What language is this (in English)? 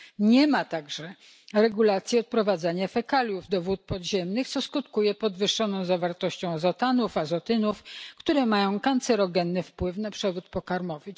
Polish